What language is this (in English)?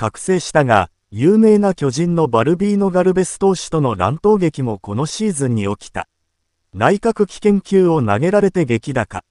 Japanese